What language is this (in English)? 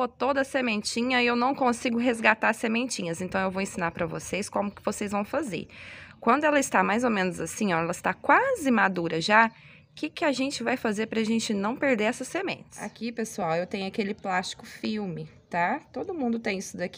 Portuguese